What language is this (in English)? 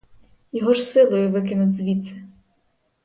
Ukrainian